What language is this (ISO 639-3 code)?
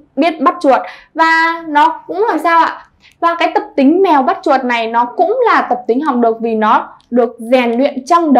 vie